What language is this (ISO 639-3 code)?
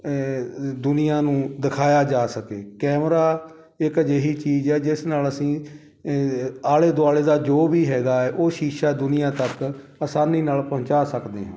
pan